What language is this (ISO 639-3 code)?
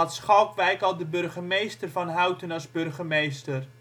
nld